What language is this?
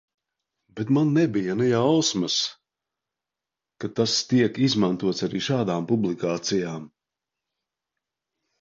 Latvian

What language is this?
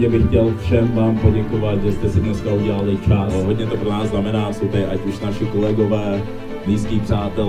Czech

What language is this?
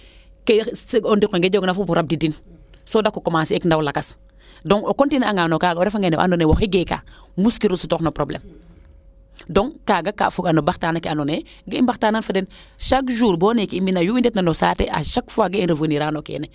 Serer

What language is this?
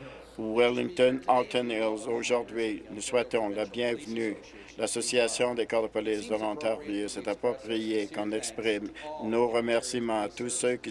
French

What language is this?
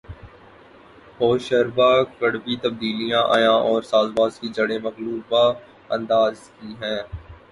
Urdu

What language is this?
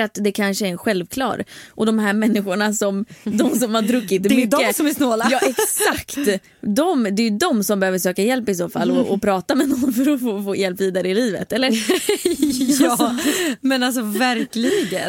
Swedish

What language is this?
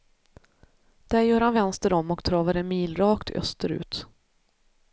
Swedish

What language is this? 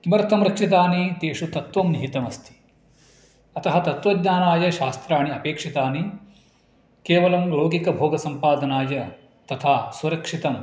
Sanskrit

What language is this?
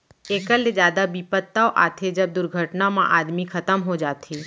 Chhattisgarhi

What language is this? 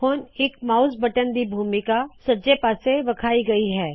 Punjabi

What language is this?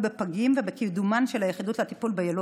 Hebrew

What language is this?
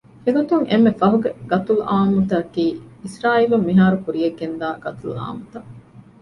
Divehi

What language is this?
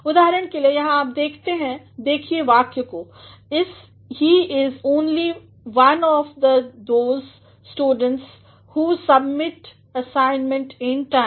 Hindi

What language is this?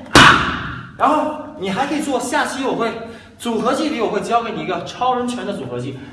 Chinese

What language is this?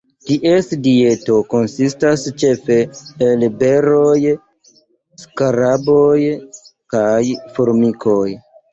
Esperanto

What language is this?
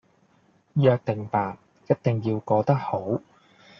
Cantonese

